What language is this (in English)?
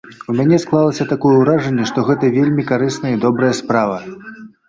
Belarusian